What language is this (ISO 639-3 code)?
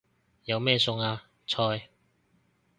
yue